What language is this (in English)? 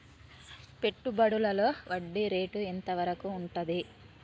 Telugu